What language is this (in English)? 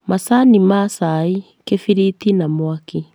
Kikuyu